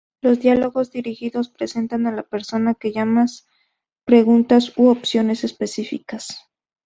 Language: Spanish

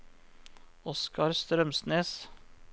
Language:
Norwegian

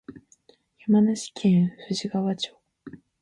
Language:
Japanese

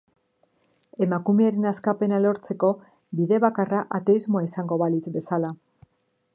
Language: Basque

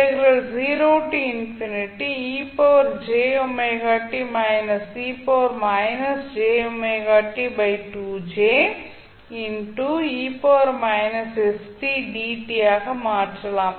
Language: Tamil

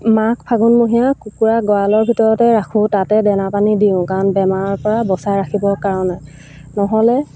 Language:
Assamese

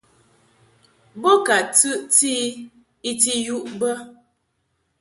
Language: Mungaka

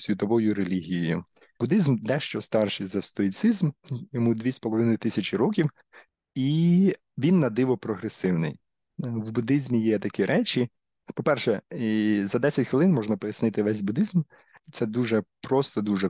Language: Ukrainian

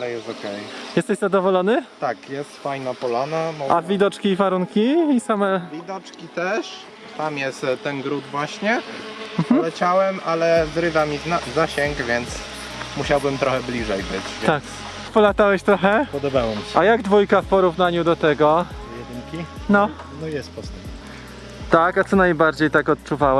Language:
Polish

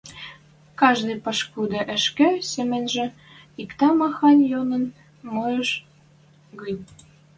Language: Western Mari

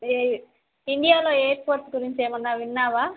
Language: Telugu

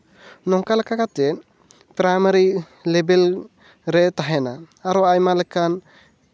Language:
Santali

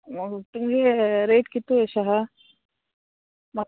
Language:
Konkani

